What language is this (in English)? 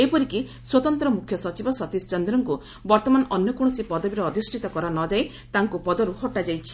Odia